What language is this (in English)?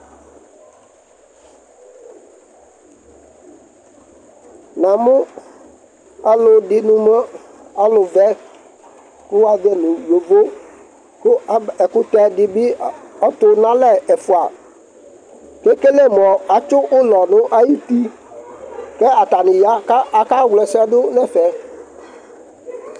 Ikposo